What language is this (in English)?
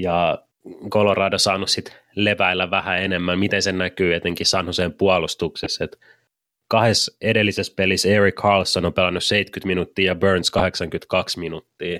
Finnish